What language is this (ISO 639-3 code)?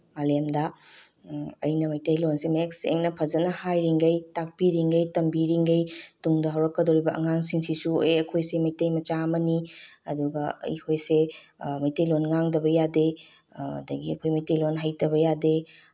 mni